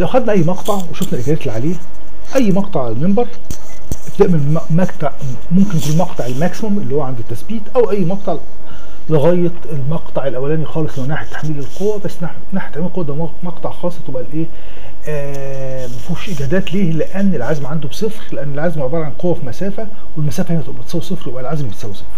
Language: Arabic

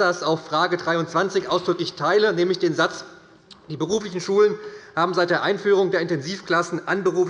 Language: German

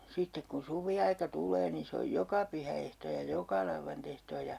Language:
Finnish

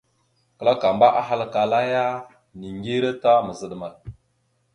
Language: Mada (Cameroon)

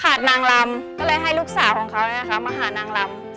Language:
Thai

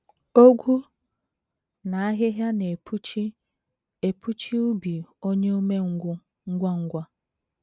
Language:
Igbo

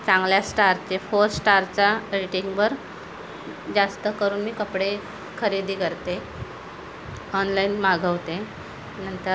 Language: Marathi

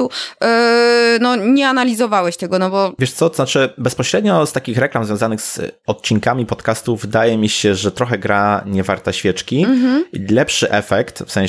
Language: Polish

